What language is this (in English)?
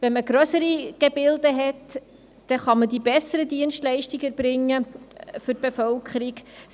Swiss German